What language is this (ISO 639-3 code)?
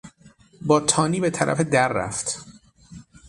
fas